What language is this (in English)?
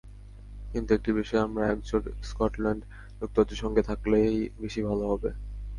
Bangla